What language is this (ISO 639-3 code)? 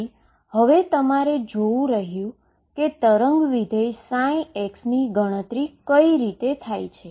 guj